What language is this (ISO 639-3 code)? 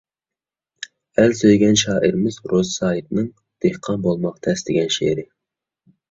uig